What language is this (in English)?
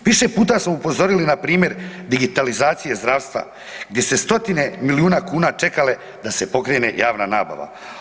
Croatian